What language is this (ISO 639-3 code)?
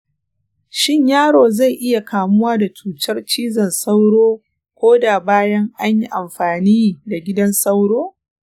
hau